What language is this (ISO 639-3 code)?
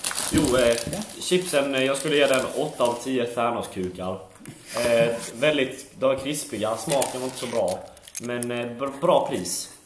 swe